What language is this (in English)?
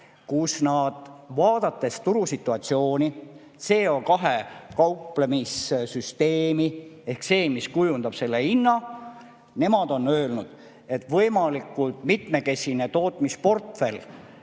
Estonian